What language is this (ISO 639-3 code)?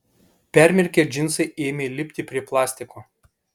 lit